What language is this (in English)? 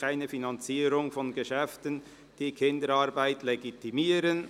Swiss German